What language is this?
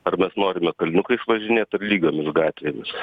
Lithuanian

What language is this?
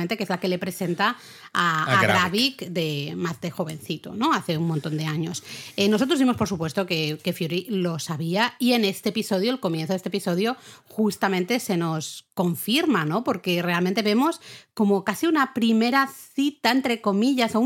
Spanish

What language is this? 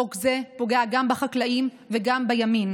Hebrew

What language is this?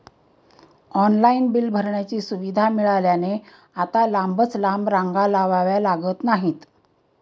Marathi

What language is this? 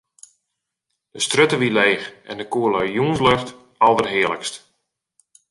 Western Frisian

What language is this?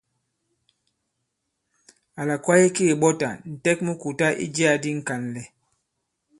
Bankon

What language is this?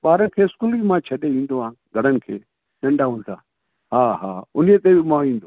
Sindhi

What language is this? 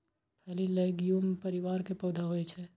Maithili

